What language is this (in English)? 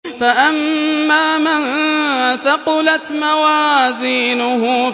Arabic